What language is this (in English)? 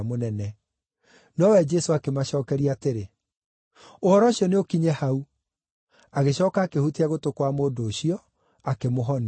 Kikuyu